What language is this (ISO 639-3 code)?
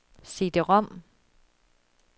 dan